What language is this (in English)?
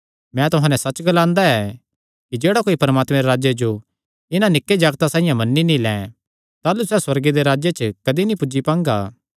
Kangri